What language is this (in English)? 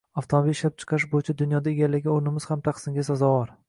Uzbek